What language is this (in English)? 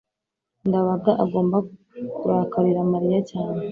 Kinyarwanda